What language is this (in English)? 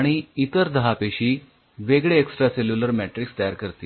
Marathi